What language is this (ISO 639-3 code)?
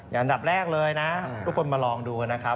tha